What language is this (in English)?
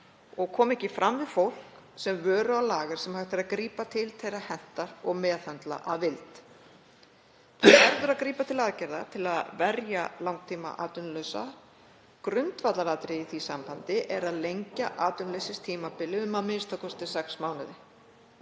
Icelandic